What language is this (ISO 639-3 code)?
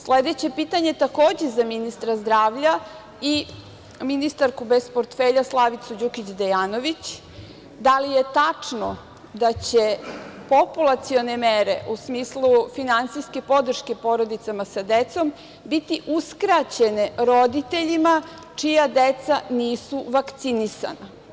srp